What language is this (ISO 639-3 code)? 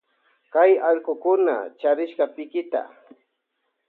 qvj